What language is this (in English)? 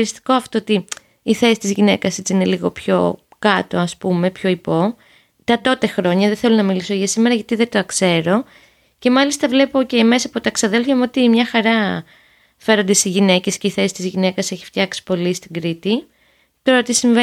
Greek